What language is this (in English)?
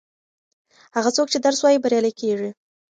Pashto